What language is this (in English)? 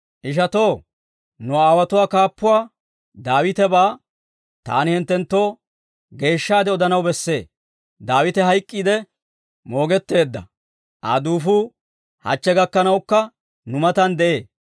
Dawro